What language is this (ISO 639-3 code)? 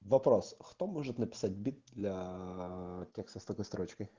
rus